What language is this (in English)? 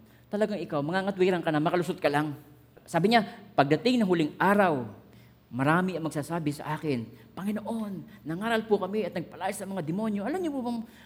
Filipino